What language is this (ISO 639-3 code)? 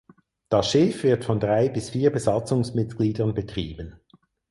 deu